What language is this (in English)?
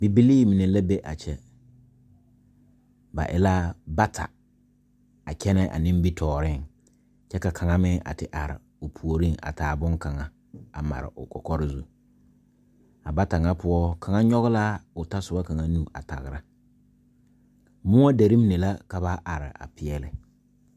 Southern Dagaare